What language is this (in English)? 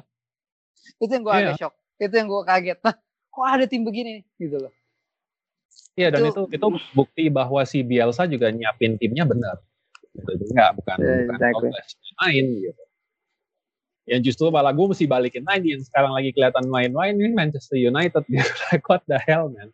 Indonesian